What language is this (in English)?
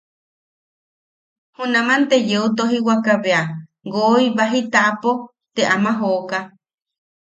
Yaqui